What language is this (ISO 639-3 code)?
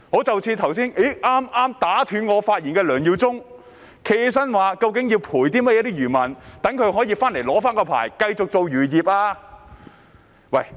yue